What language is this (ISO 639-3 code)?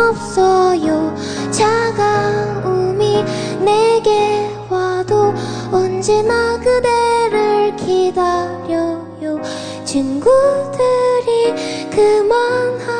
jpn